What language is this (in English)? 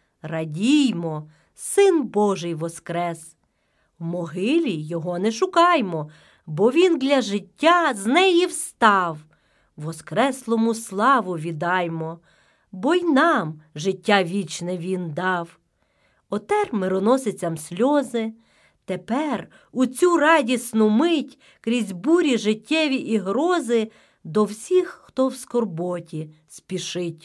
Ukrainian